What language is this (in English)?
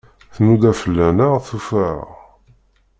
Kabyle